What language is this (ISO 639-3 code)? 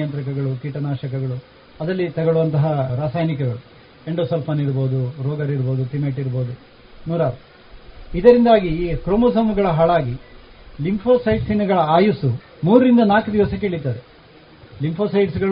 kan